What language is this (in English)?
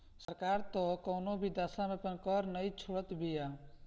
Bhojpuri